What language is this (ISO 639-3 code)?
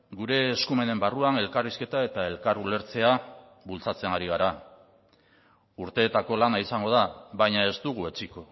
eus